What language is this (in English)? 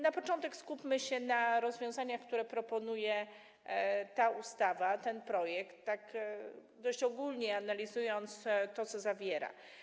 Polish